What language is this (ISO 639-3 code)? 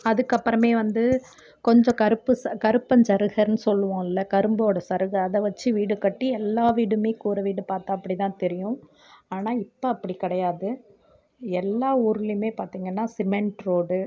tam